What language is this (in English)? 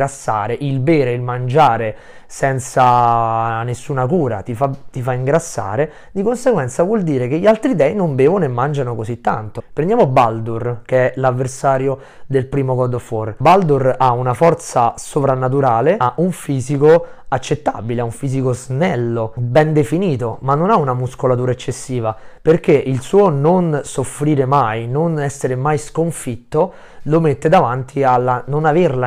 Italian